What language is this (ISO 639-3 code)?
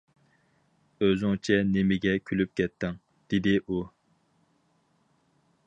uig